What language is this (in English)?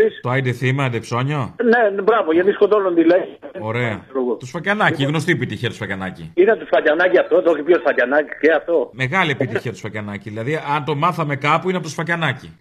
Greek